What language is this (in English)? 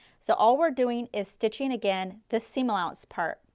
English